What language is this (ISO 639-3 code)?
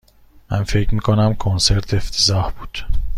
fas